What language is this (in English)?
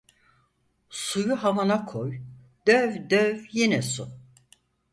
Turkish